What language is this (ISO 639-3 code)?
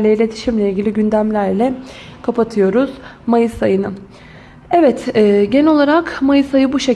tur